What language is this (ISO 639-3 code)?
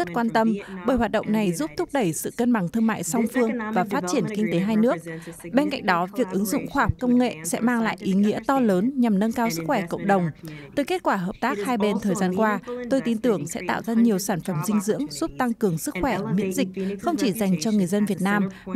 vie